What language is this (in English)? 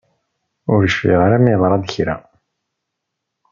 Kabyle